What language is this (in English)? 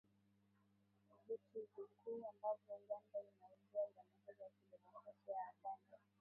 Swahili